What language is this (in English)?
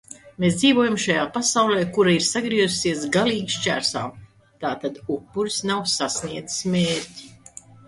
Latvian